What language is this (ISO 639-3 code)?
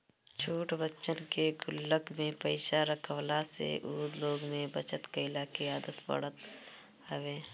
bho